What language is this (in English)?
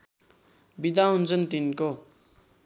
Nepali